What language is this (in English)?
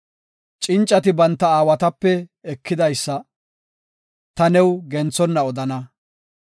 Gofa